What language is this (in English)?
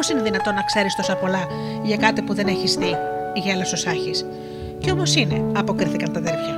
Greek